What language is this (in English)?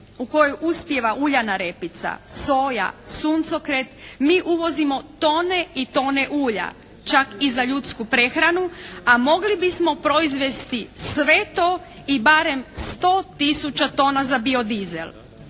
Croatian